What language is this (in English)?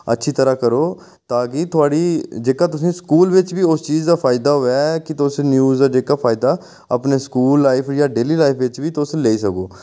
Dogri